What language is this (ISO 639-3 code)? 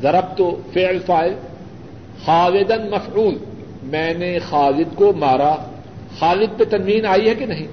urd